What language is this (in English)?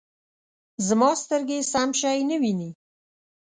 Pashto